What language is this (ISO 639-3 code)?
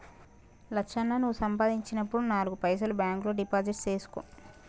tel